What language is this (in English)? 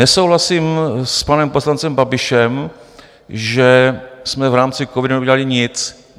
Czech